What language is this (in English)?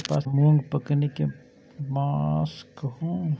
Maithili